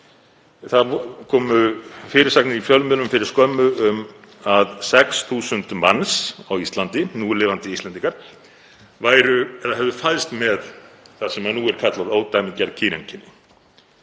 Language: Icelandic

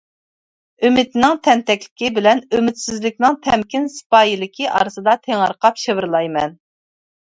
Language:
Uyghur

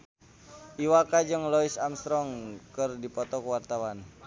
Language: Sundanese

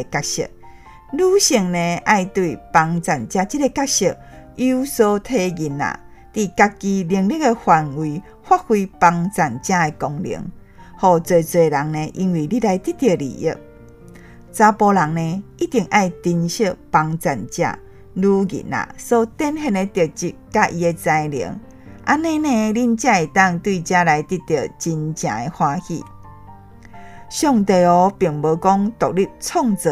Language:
Chinese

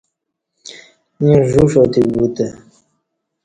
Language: Kati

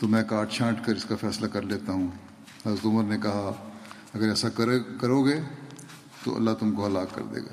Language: Urdu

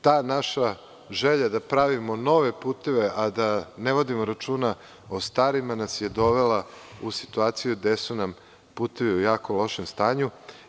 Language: Serbian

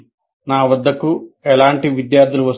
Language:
Telugu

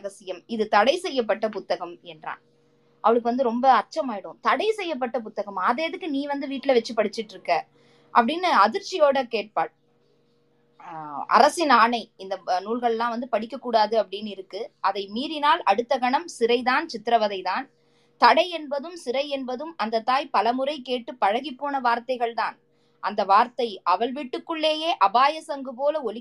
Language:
Tamil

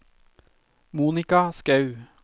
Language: Norwegian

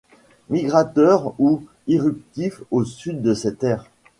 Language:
French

